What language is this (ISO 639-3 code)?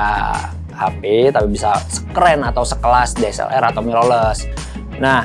ind